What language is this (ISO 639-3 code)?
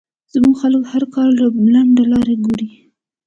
pus